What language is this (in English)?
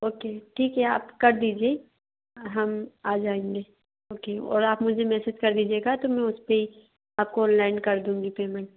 Hindi